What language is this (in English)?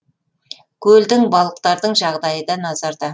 Kazakh